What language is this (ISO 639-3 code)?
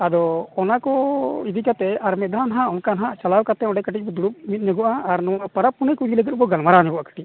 sat